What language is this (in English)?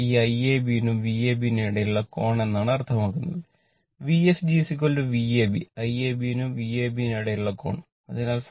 Malayalam